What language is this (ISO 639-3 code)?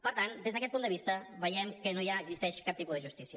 cat